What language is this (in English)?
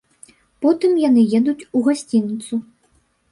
Belarusian